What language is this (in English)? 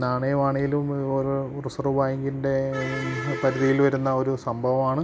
Malayalam